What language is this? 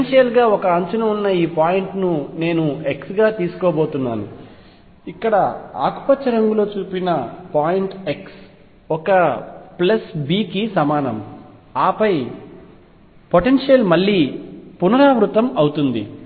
Telugu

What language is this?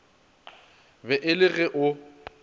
Northern Sotho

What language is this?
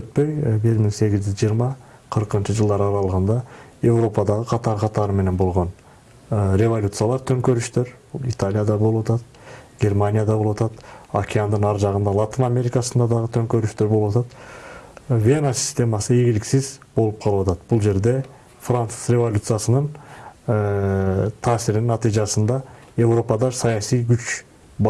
Turkish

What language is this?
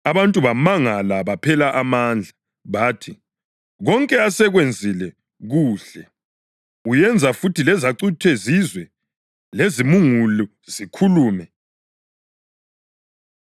North Ndebele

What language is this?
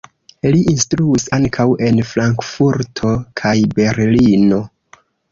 Esperanto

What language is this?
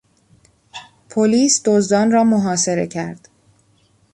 Persian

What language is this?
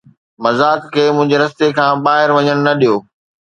Sindhi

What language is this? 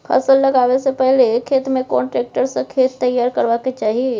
Maithili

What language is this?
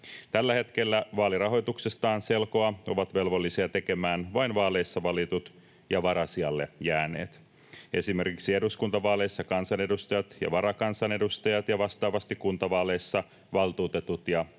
Finnish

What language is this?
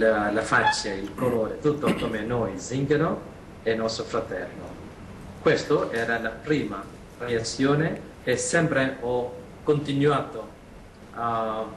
Italian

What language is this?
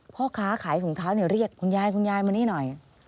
Thai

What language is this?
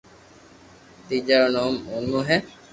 Loarki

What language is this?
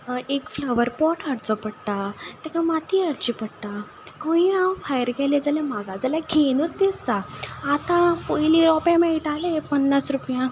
Konkani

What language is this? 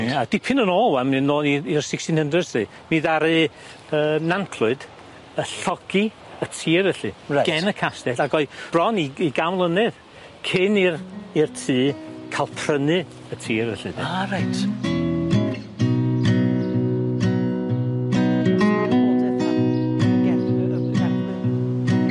Welsh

